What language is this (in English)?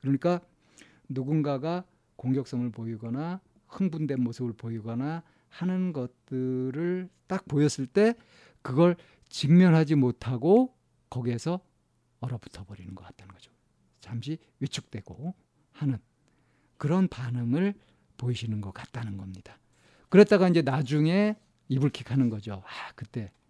Korean